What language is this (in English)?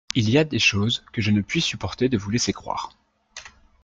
French